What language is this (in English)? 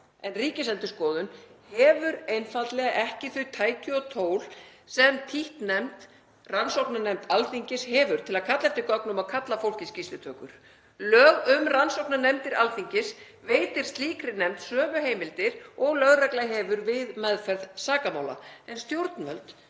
Icelandic